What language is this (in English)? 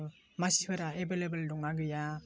Bodo